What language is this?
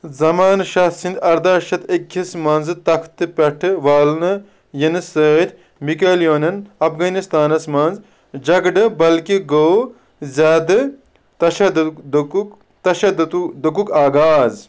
Kashmiri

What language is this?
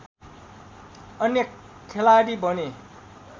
Nepali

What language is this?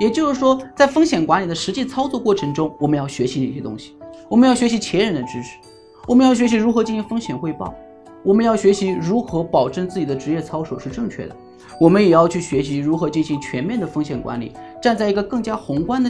Chinese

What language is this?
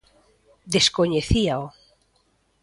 Galician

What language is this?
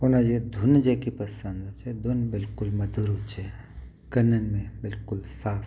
Sindhi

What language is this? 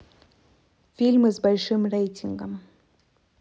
Russian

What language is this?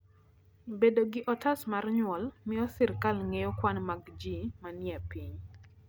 Luo (Kenya and Tanzania)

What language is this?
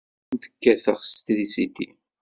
Kabyle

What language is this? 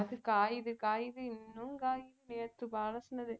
Tamil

